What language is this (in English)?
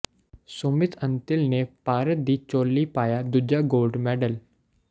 Punjabi